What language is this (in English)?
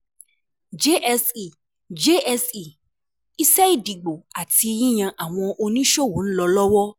Yoruba